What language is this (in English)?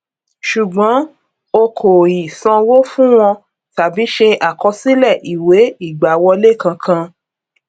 Yoruba